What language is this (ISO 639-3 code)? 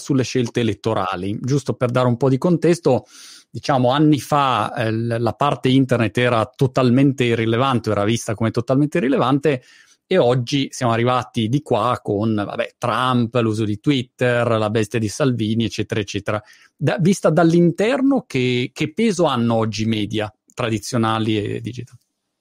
ita